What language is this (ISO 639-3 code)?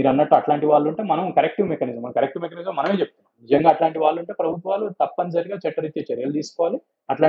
tel